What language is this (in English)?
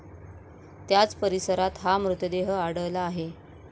Marathi